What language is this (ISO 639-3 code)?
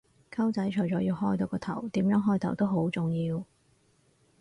yue